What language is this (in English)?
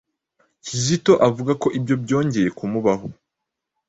Kinyarwanda